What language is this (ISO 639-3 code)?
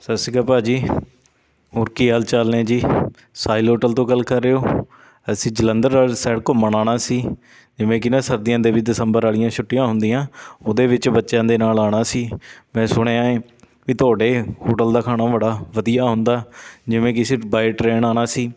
pan